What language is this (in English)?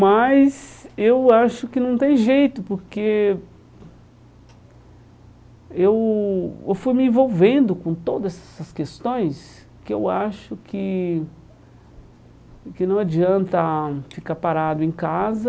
Portuguese